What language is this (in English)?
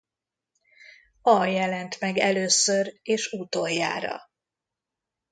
Hungarian